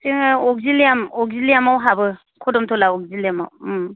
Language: Bodo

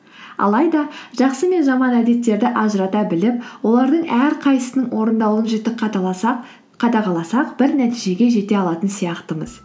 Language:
Kazakh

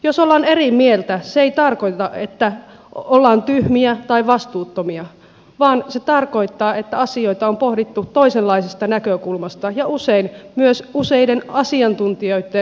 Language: Finnish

